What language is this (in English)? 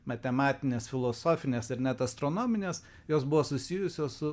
Lithuanian